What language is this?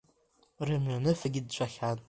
Abkhazian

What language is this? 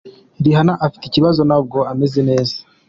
Kinyarwanda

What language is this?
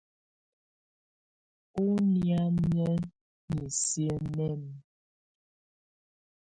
Tunen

